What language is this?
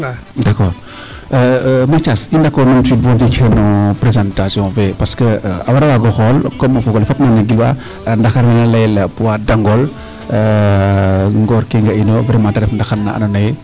Serer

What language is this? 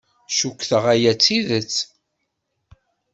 Kabyle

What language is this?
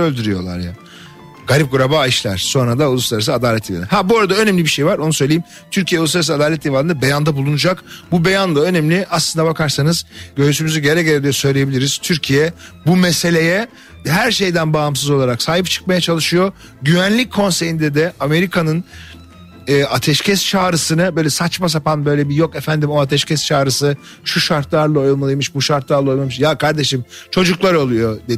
Turkish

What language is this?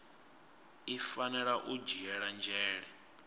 Venda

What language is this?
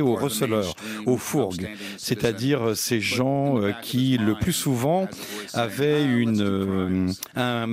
French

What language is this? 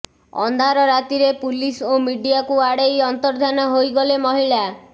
Odia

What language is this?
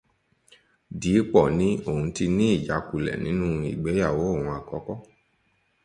Yoruba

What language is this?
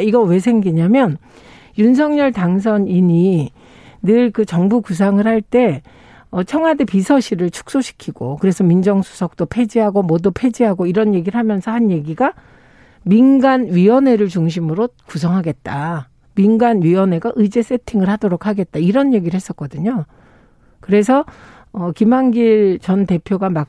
Korean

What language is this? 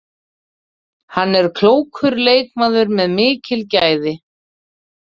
Icelandic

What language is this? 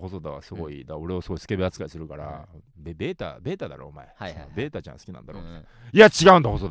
Japanese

